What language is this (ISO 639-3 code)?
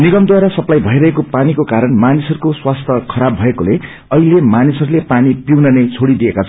nep